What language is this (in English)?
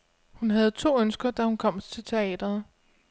Danish